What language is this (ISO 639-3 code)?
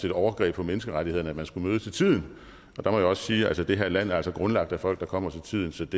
dan